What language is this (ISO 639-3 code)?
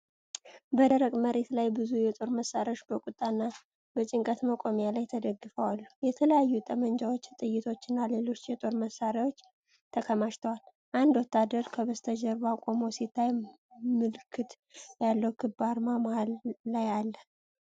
amh